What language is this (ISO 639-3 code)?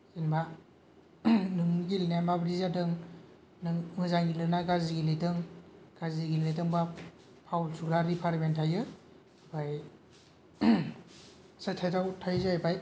brx